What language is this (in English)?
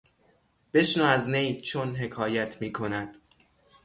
Persian